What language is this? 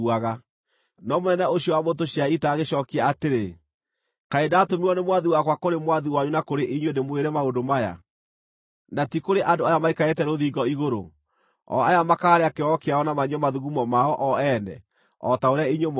Kikuyu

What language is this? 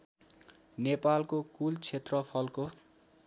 Nepali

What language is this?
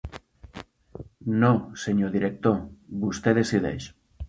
Catalan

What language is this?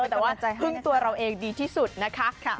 Thai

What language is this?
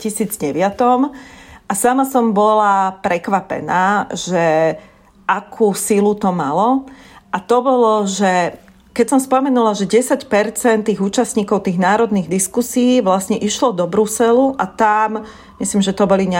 Slovak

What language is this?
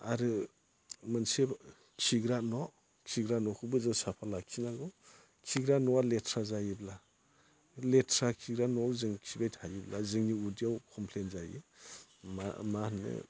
Bodo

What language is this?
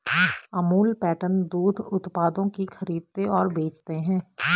Hindi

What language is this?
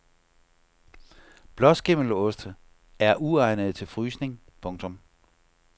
Danish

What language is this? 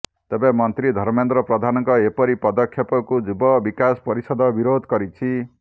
Odia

